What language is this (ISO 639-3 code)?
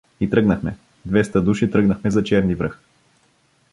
bul